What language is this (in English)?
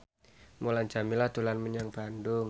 Javanese